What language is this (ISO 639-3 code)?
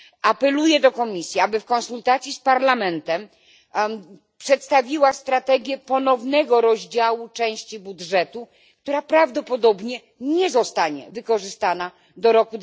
pol